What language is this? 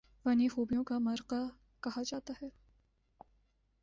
Urdu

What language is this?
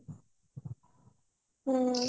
Odia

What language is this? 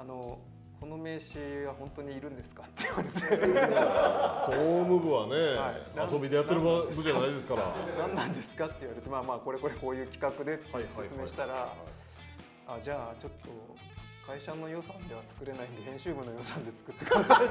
Japanese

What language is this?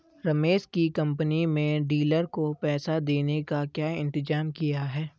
Hindi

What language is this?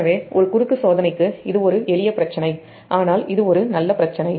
Tamil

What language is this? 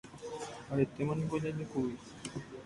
Guarani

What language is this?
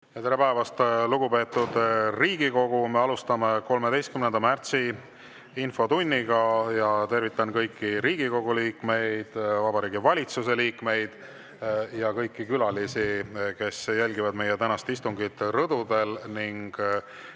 Estonian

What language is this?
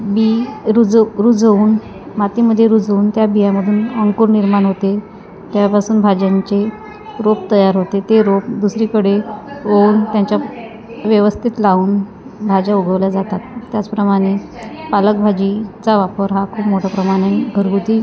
Marathi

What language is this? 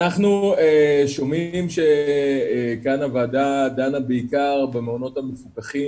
Hebrew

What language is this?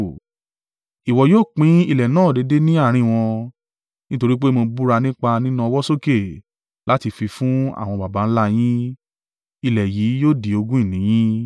Yoruba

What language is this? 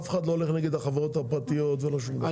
Hebrew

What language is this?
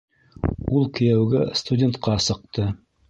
Bashkir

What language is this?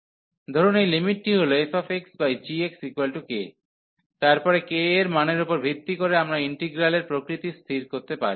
Bangla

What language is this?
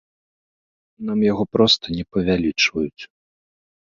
Belarusian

